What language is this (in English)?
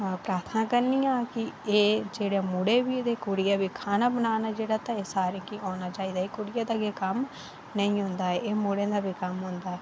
Dogri